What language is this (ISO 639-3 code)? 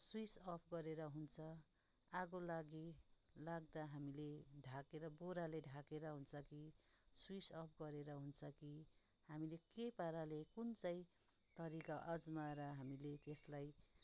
nep